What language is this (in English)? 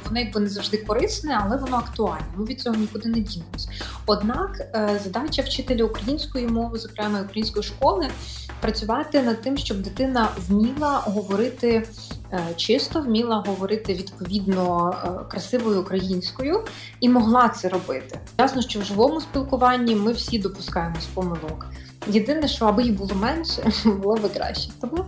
Ukrainian